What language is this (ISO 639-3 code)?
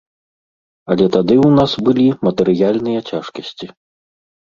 bel